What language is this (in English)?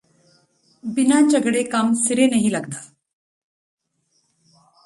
Punjabi